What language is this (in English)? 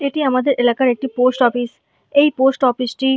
Bangla